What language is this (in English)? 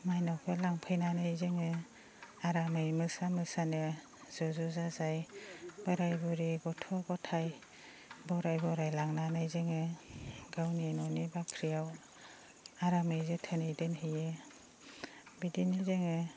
Bodo